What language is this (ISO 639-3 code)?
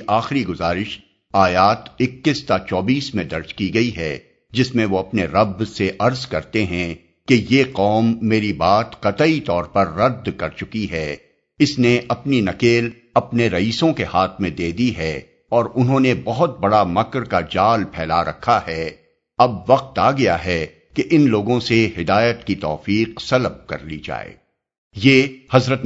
urd